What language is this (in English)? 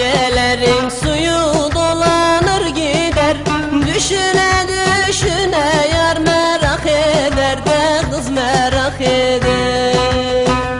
Turkish